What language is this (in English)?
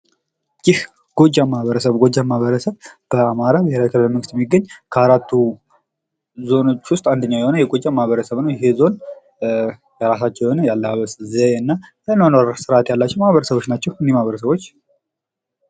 Amharic